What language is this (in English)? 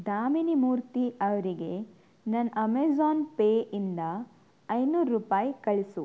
Kannada